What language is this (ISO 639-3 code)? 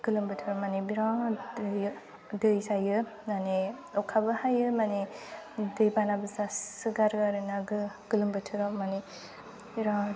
brx